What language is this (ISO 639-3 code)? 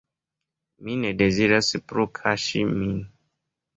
epo